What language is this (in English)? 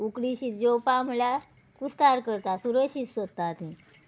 Konkani